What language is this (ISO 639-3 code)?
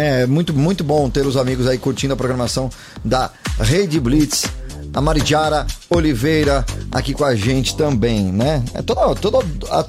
por